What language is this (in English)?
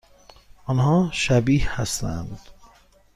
Persian